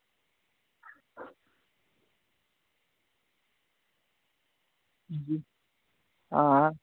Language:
Dogri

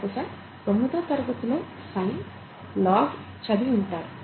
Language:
Telugu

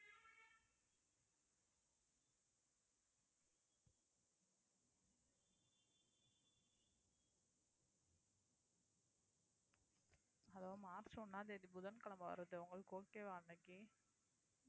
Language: Tamil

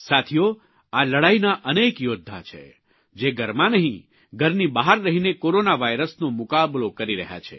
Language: Gujarati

